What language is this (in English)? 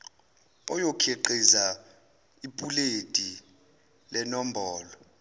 Zulu